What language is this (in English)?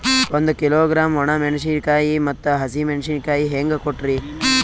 Kannada